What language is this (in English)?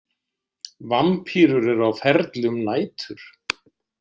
Icelandic